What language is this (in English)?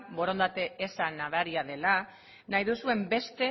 Basque